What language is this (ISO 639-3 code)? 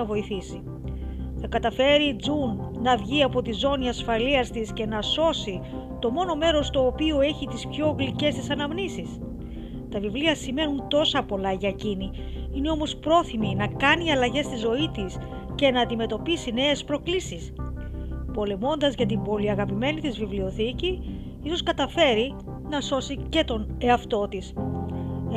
ell